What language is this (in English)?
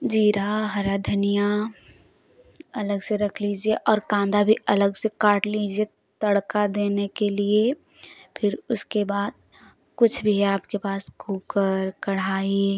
Hindi